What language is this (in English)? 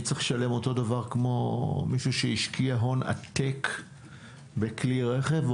Hebrew